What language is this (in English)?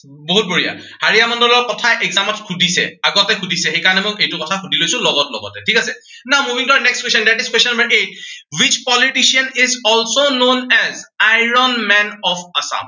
Assamese